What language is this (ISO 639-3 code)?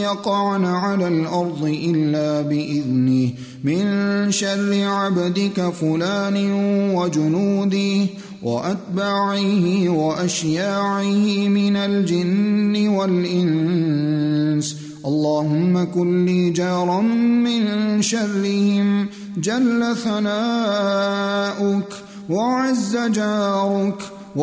ara